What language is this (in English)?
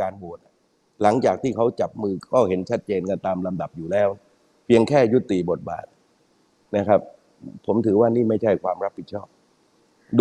Thai